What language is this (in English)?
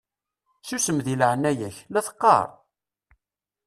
Kabyle